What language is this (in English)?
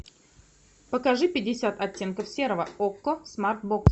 Russian